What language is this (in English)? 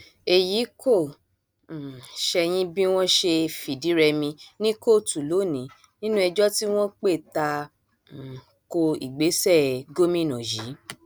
Yoruba